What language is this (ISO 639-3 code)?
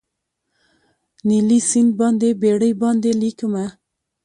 pus